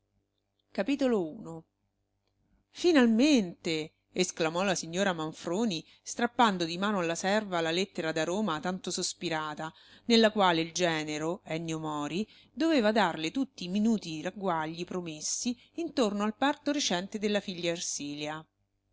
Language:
Italian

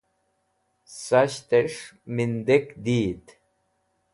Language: Wakhi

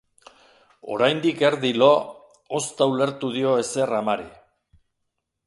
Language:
Basque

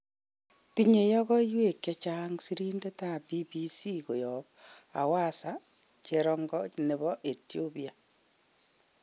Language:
Kalenjin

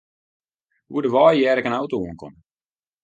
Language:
Western Frisian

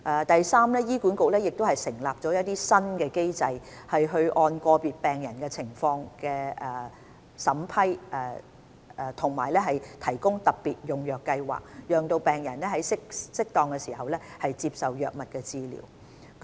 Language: Cantonese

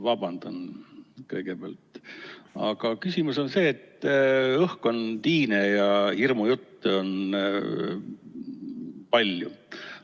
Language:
Estonian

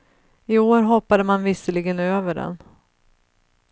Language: Swedish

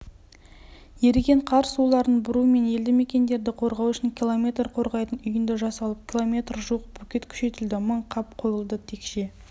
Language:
Kazakh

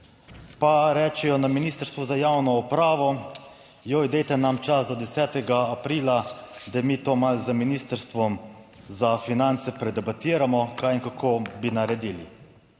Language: Slovenian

